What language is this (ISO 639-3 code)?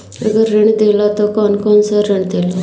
bho